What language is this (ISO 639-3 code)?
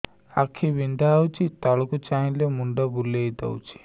ori